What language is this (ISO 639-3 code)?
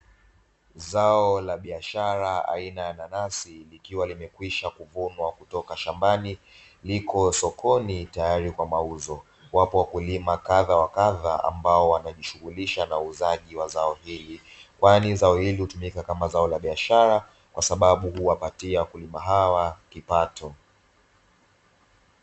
swa